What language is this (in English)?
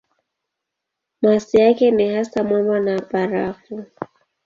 Swahili